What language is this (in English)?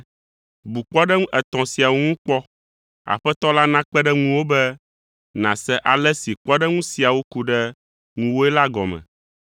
Ewe